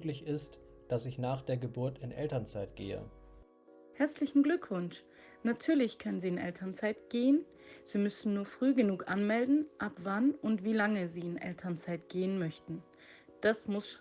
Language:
German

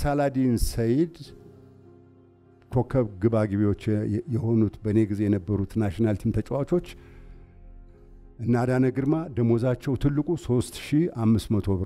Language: Arabic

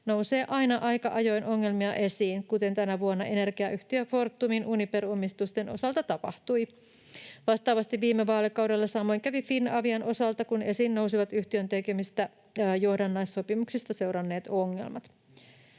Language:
Finnish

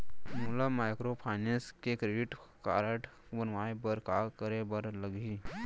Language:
Chhattisgarhi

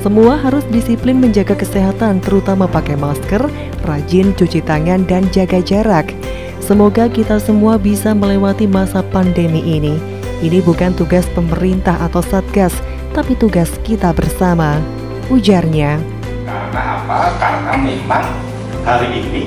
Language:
Indonesian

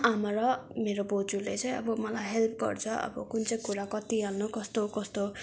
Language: Nepali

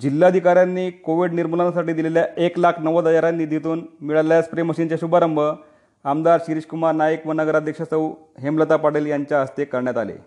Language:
Marathi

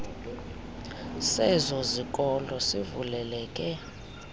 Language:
Xhosa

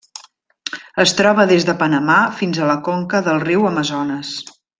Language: Catalan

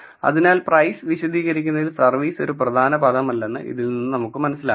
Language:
Malayalam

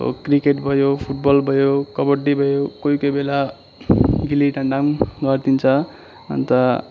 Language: Nepali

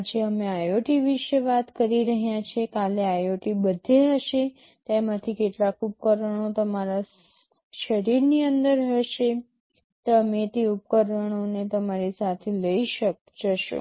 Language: Gujarati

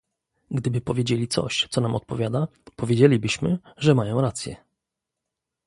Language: Polish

